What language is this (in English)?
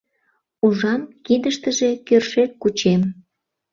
Mari